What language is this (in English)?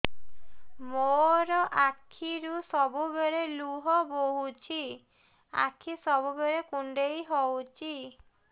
Odia